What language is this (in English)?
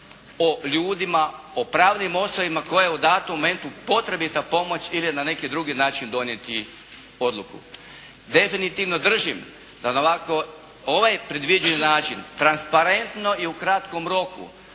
Croatian